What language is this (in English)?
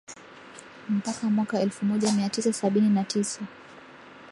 Swahili